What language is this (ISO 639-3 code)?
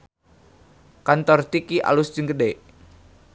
sun